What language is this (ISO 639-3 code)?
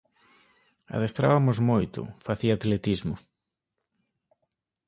glg